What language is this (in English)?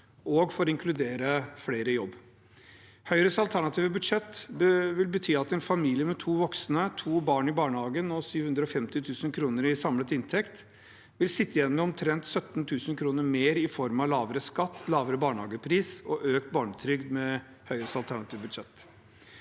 Norwegian